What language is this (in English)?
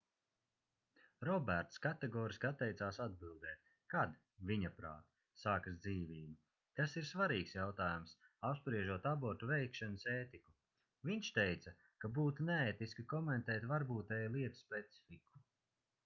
Latvian